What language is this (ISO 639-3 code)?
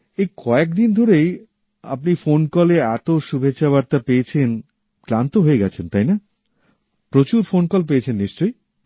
ben